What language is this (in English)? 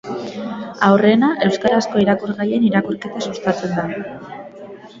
Basque